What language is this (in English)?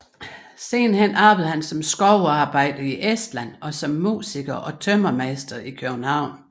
Danish